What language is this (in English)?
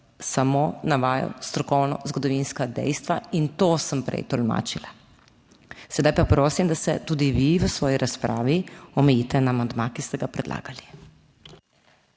Slovenian